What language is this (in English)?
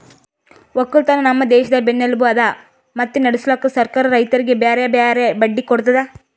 Kannada